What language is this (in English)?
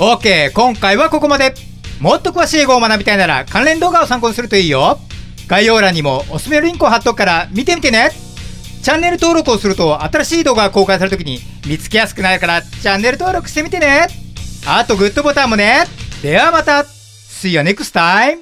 Japanese